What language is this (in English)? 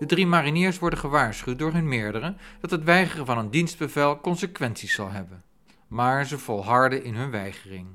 Dutch